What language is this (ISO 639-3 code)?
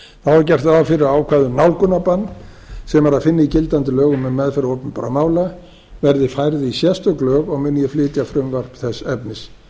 isl